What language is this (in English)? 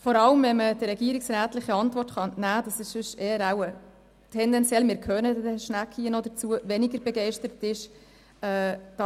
Swiss German